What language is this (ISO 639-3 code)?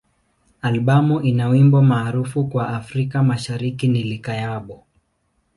swa